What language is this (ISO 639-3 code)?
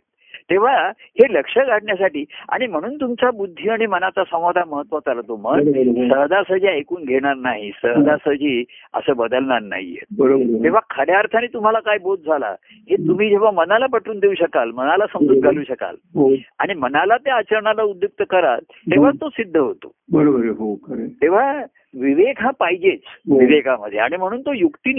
mar